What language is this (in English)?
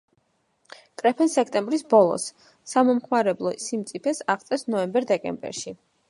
Georgian